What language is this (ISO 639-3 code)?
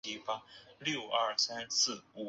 zho